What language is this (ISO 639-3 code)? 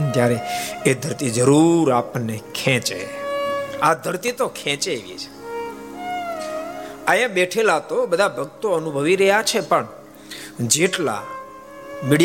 guj